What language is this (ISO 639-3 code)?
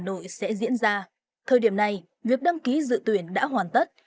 vie